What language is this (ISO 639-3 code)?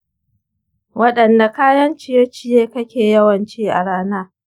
hau